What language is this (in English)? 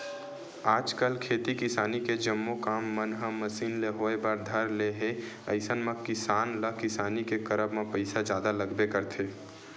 Chhattisgarhi